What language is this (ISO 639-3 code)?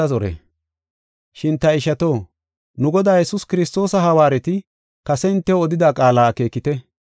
gof